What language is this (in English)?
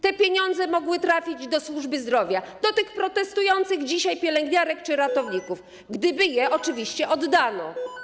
Polish